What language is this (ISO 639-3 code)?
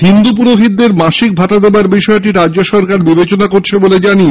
ben